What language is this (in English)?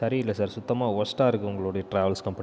Tamil